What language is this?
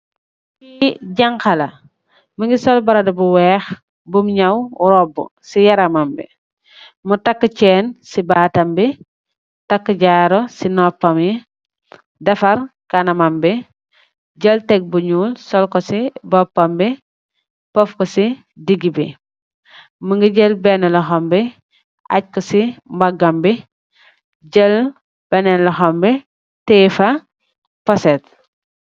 Wolof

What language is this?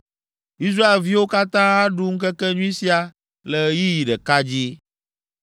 Ewe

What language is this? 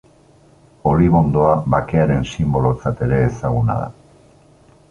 Basque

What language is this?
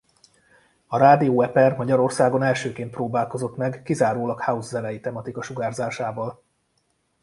Hungarian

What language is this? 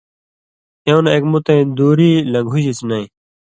Indus Kohistani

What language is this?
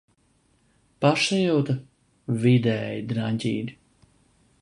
Latvian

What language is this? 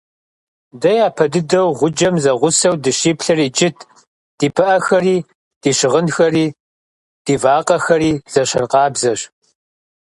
Kabardian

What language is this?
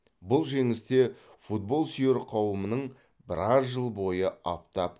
Kazakh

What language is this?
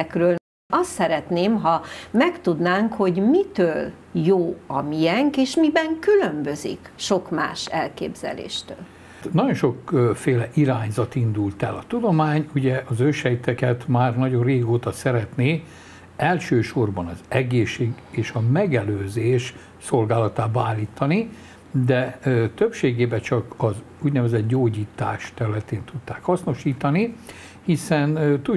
Hungarian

